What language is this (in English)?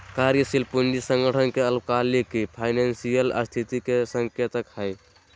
Magahi